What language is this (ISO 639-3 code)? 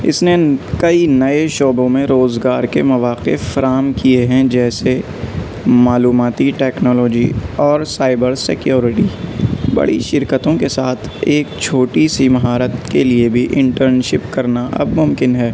urd